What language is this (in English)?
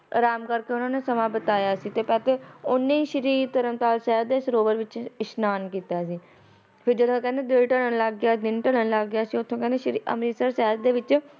Punjabi